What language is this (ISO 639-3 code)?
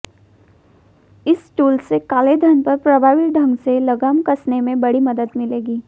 hin